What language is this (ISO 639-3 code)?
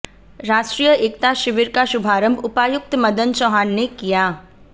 hin